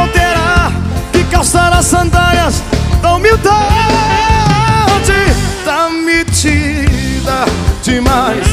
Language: Portuguese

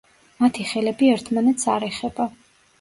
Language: Georgian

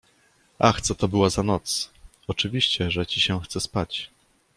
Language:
Polish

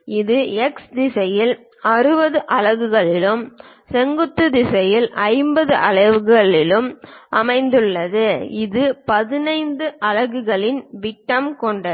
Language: Tamil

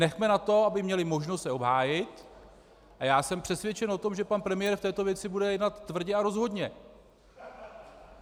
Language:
Czech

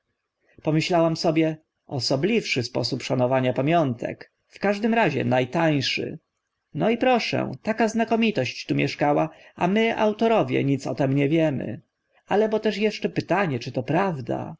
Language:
Polish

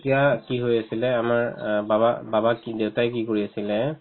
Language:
Assamese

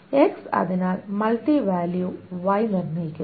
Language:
Malayalam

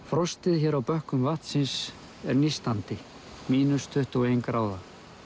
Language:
Icelandic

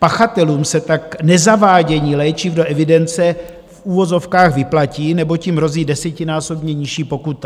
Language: Czech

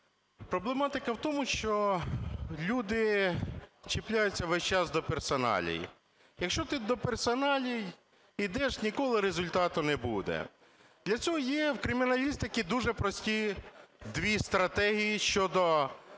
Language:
Ukrainian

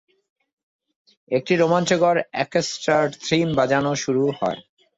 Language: Bangla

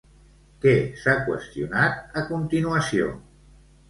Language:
Catalan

